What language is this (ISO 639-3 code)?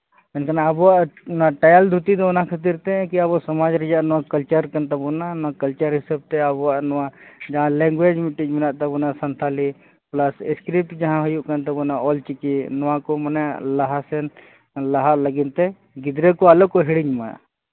sat